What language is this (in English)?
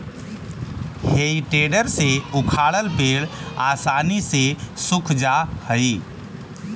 Magahi